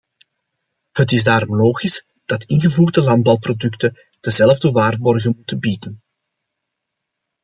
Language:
Dutch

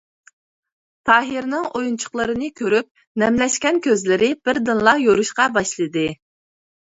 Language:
Uyghur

